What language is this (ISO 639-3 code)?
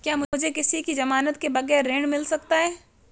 hin